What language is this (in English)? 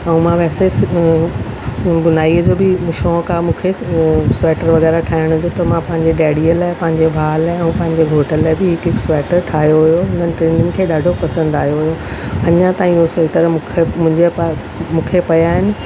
Sindhi